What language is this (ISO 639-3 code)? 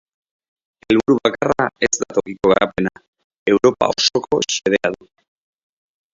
eus